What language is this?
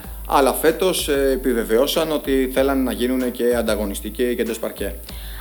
Greek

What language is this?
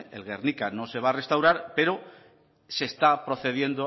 Spanish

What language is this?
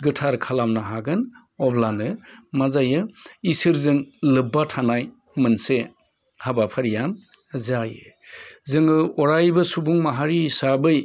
Bodo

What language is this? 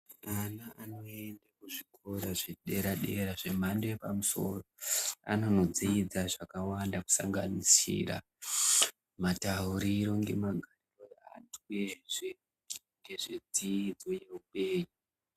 Ndau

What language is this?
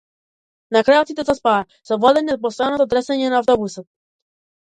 Macedonian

